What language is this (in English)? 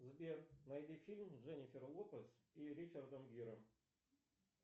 Russian